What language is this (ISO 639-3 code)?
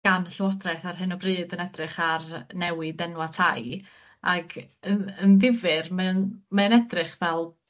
cym